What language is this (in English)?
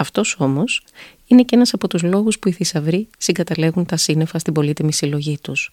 Greek